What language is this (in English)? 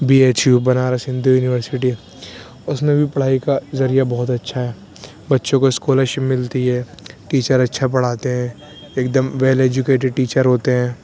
Urdu